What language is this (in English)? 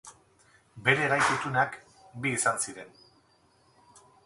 Basque